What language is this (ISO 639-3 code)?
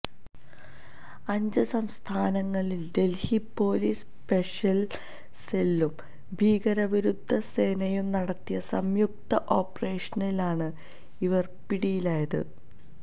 mal